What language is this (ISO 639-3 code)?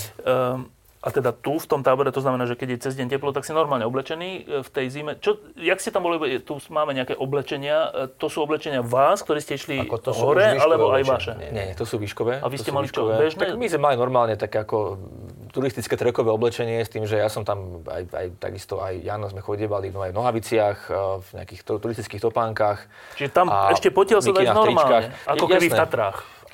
slk